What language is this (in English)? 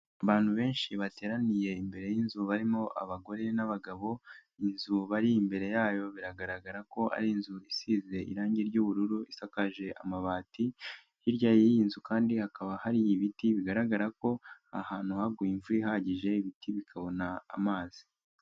Kinyarwanda